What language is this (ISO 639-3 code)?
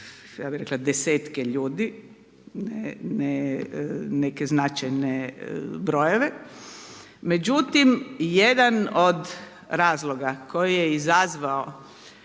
hrv